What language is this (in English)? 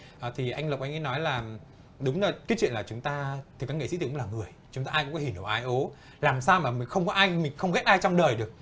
Vietnamese